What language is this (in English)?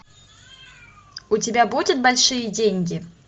Russian